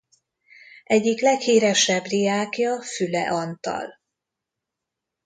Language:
Hungarian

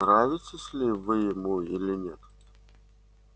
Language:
Russian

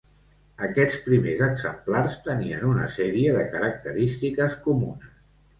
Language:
Catalan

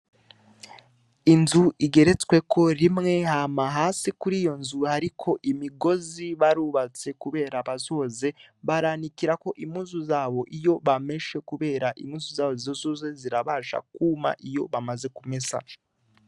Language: Rundi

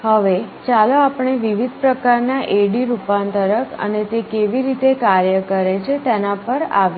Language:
Gujarati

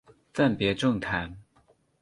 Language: Chinese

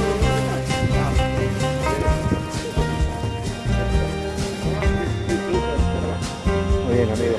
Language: Spanish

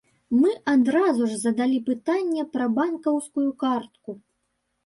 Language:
Belarusian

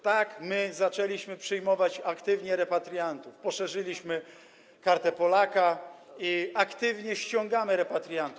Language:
Polish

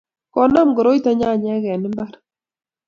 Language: Kalenjin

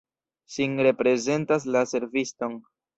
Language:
Esperanto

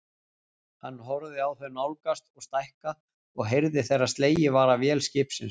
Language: Icelandic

